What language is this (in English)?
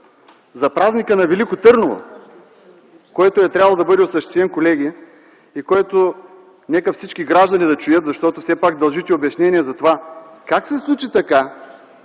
Bulgarian